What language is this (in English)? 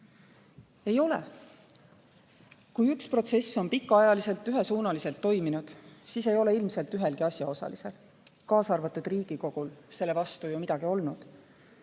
Estonian